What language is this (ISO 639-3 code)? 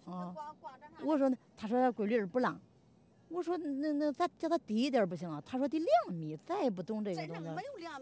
zho